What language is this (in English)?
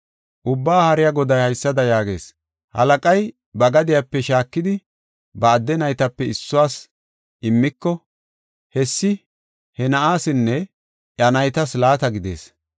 Gofa